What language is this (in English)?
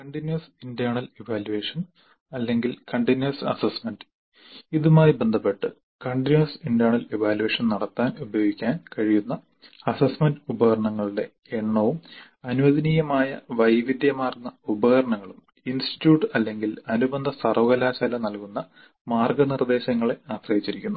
Malayalam